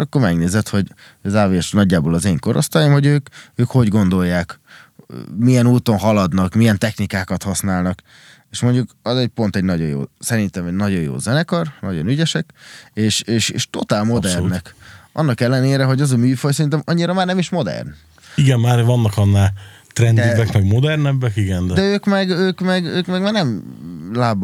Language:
Hungarian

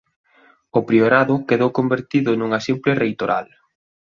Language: Galician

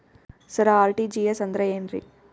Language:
Kannada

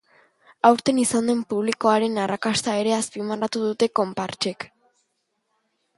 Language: Basque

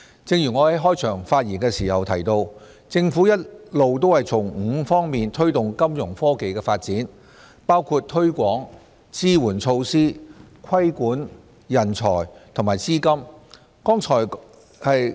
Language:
Cantonese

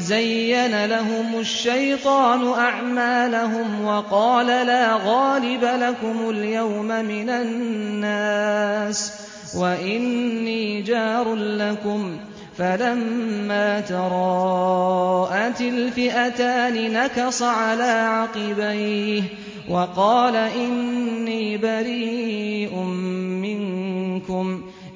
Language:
Arabic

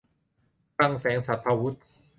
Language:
Thai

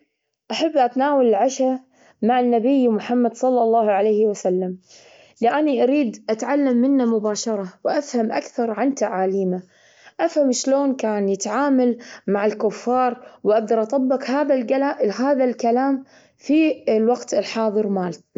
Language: Gulf Arabic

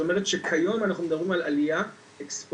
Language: Hebrew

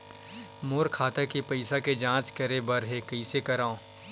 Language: Chhattisgarhi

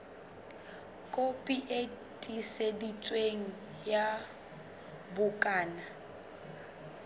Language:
Southern Sotho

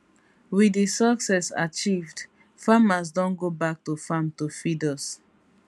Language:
Nigerian Pidgin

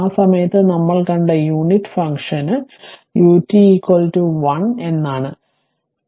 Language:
Malayalam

